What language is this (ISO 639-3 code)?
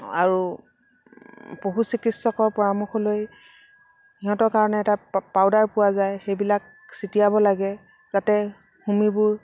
asm